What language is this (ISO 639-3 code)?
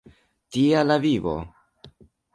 epo